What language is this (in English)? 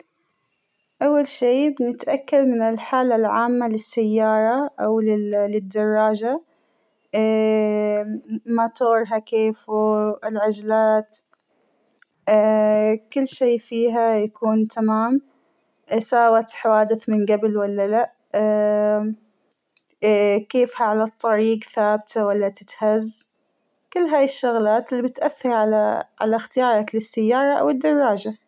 Hijazi Arabic